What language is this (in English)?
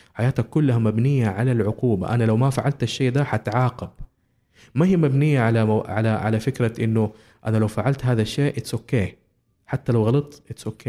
Arabic